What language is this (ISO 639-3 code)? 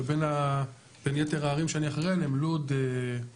heb